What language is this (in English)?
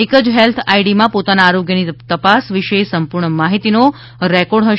Gujarati